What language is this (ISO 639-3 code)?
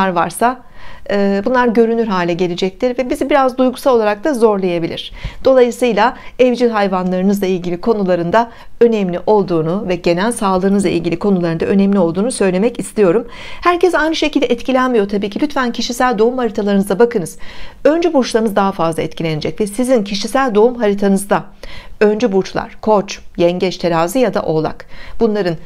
tur